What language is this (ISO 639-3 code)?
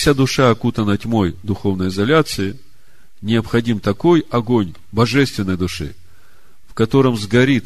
rus